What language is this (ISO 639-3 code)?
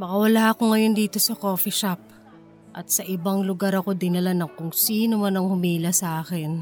fil